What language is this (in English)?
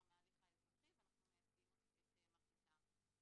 Hebrew